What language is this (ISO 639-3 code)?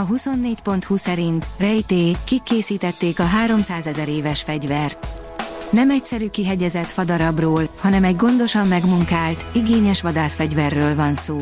hun